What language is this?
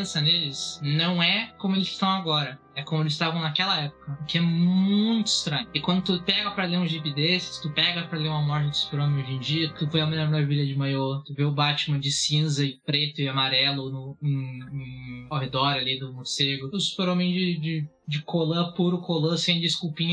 Portuguese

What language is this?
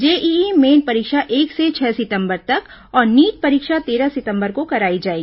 Hindi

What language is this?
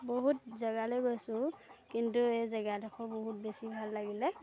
Assamese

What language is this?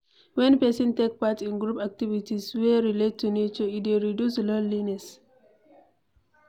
Nigerian Pidgin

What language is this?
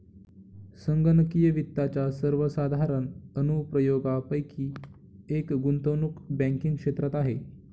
Marathi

